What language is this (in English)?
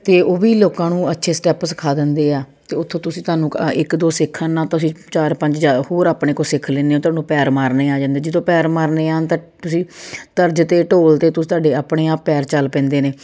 Punjabi